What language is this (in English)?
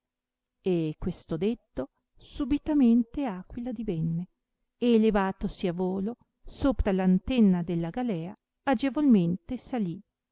Italian